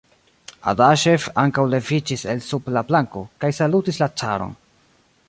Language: Esperanto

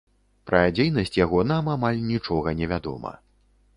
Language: Belarusian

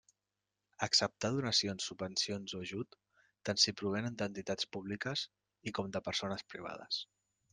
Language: Catalan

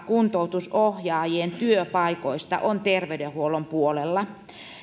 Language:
Finnish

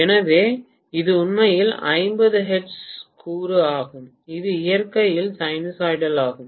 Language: Tamil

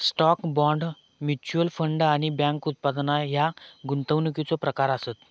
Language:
Marathi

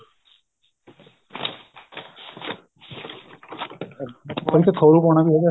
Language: Punjabi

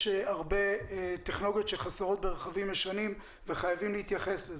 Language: Hebrew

